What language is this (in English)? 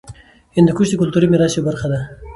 Pashto